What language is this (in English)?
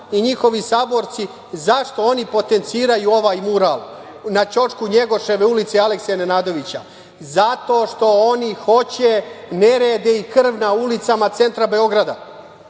Serbian